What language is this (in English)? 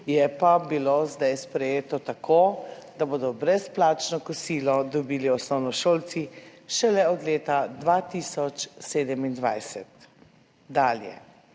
Slovenian